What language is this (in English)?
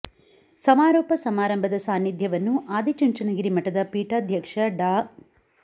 Kannada